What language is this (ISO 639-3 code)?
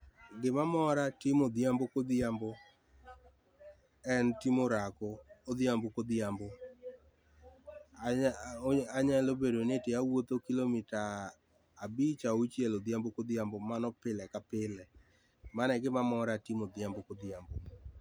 luo